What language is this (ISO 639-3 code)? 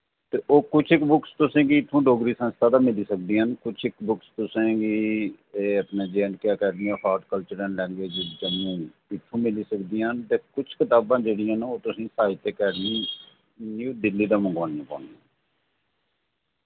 doi